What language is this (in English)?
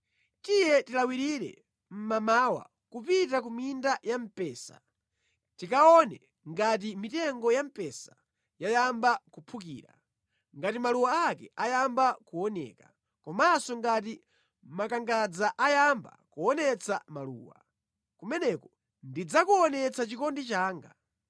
Nyanja